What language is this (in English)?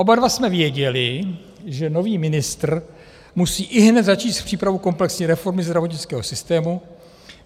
Czech